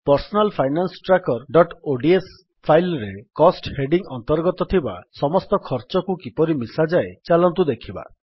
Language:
Odia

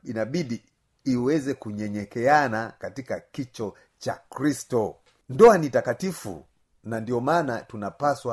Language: Swahili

